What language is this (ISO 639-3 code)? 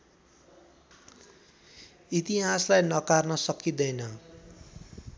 nep